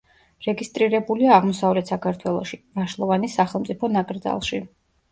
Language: Georgian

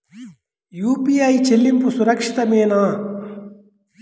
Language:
Telugu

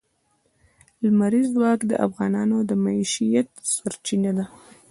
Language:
Pashto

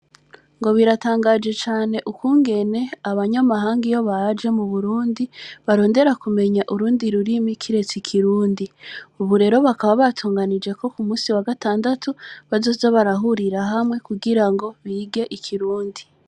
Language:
Rundi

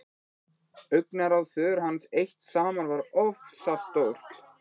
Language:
Icelandic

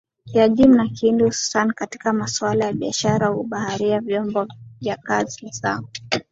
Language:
Swahili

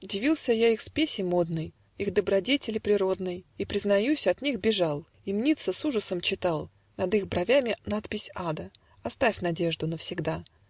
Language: Russian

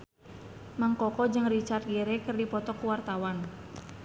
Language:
Sundanese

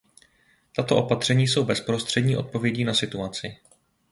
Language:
Czech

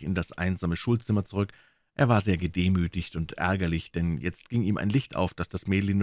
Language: German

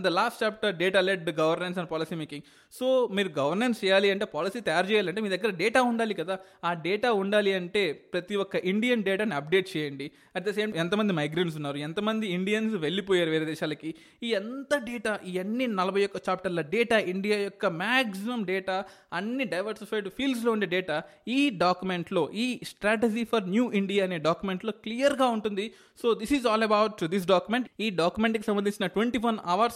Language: Telugu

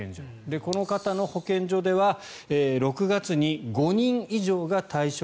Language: Japanese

